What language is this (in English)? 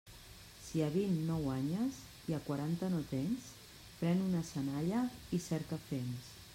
Catalan